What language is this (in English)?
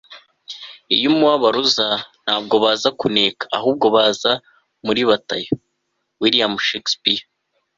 Kinyarwanda